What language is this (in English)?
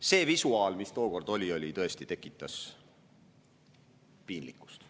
Estonian